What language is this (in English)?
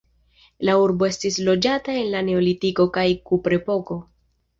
Esperanto